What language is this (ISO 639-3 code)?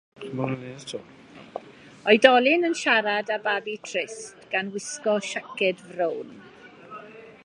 cym